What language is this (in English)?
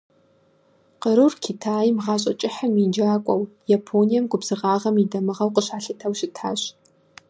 Kabardian